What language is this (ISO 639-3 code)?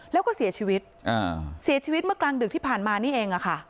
tha